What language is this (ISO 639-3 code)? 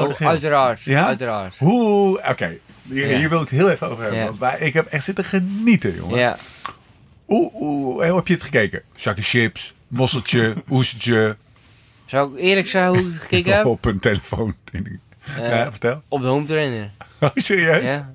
nld